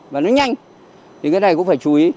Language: Vietnamese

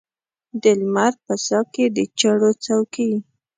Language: Pashto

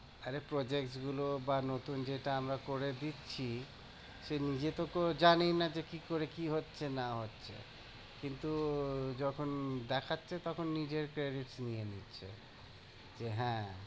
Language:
Bangla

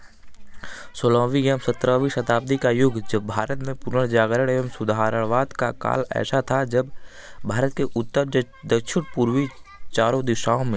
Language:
Hindi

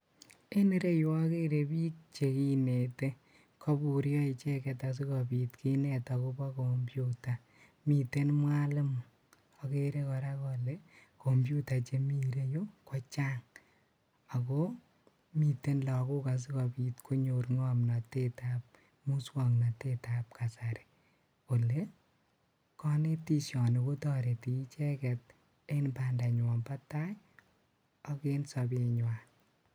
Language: Kalenjin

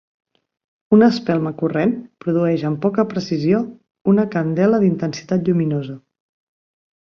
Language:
Catalan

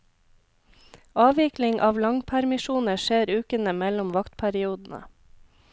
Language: Norwegian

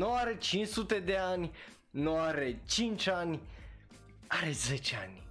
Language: Romanian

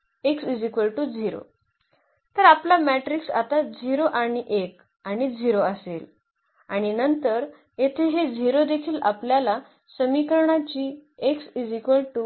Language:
Marathi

